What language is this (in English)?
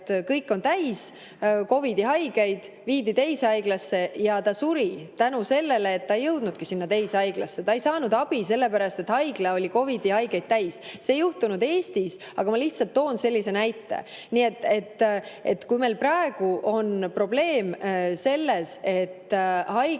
Estonian